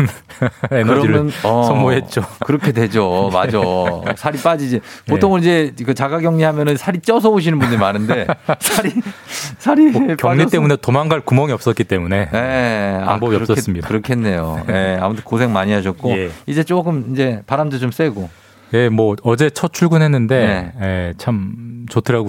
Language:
Korean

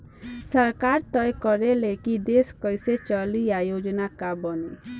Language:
Bhojpuri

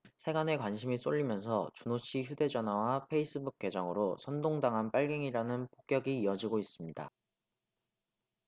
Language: Korean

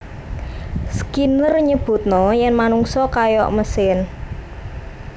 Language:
Javanese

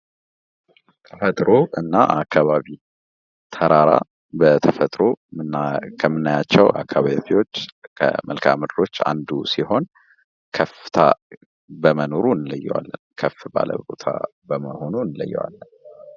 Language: Amharic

